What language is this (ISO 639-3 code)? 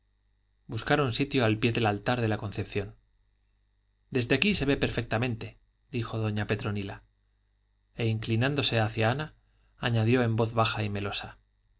spa